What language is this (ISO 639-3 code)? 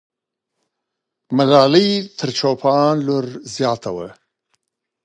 pus